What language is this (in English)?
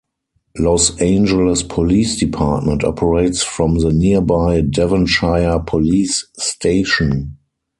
English